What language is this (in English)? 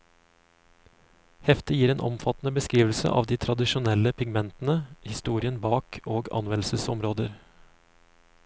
Norwegian